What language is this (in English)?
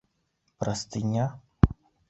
Bashkir